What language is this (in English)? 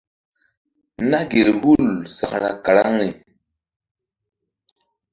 Mbum